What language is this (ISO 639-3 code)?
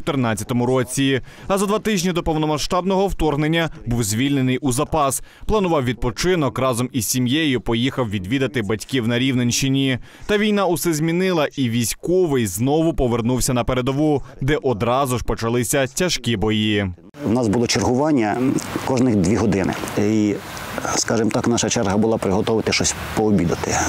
ukr